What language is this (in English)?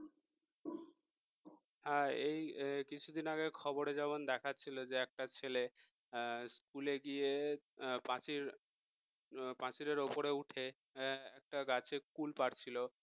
Bangla